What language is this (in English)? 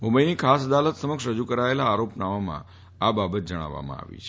Gujarati